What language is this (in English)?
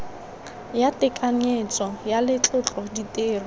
Tswana